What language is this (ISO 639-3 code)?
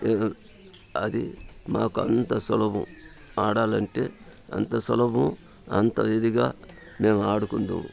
tel